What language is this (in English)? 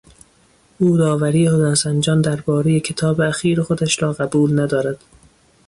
Persian